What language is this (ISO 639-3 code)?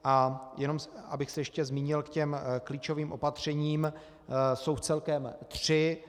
ces